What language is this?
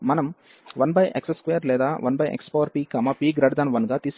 Telugu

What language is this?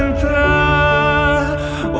Indonesian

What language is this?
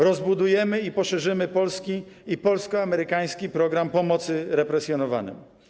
Polish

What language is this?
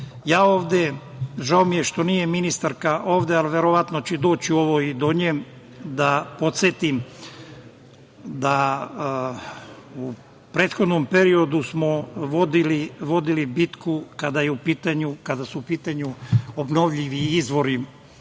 Serbian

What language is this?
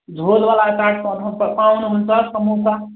Nepali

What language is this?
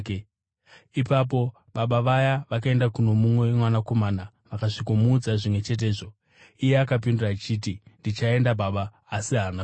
Shona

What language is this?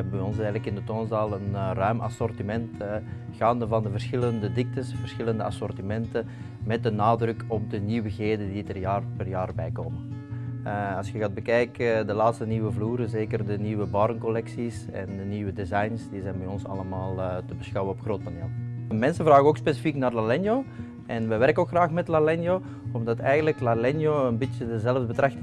Dutch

